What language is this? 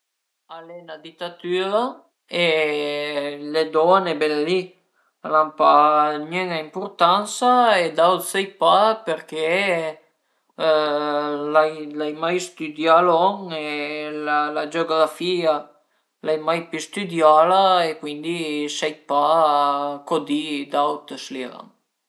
Piedmontese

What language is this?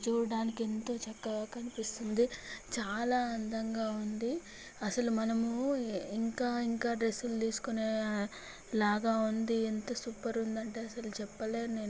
Telugu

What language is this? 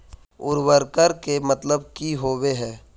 Magahi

